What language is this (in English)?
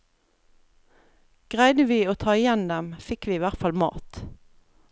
Norwegian